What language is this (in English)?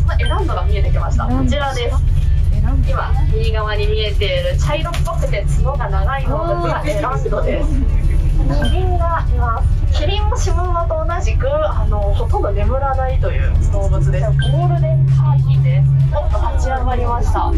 Japanese